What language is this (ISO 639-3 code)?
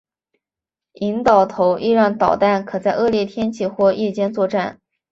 zho